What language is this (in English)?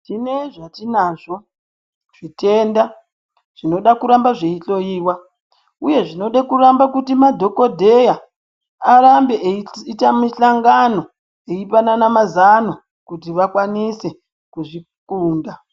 Ndau